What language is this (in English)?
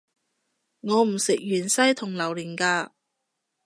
Cantonese